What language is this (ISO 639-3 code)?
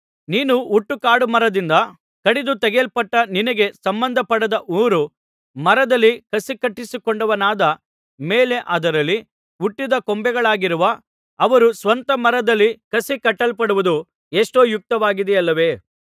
kan